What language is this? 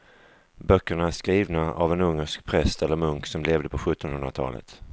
Swedish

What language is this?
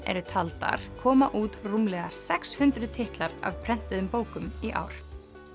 Icelandic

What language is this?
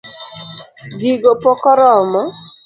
Luo (Kenya and Tanzania)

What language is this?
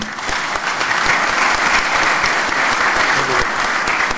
Hebrew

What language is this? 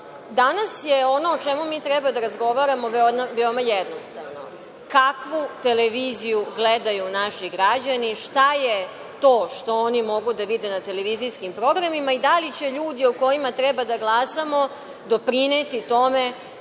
Serbian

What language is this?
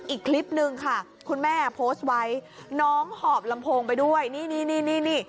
Thai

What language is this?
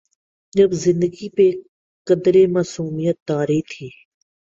Urdu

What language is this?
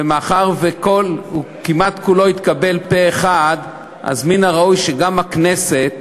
Hebrew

